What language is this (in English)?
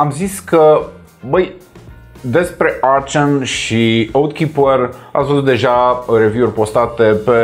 Romanian